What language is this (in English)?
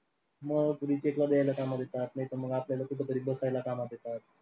Marathi